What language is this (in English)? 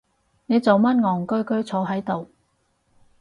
Cantonese